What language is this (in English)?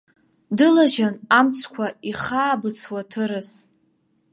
Abkhazian